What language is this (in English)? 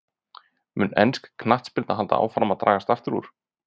Icelandic